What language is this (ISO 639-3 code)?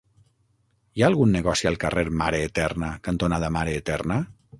cat